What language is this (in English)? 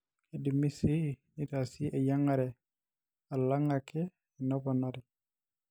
Masai